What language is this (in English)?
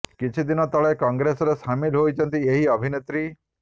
Odia